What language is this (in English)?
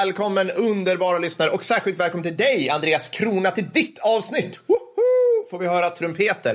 Swedish